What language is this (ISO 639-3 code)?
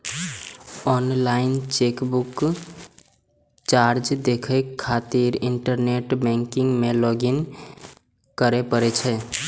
mai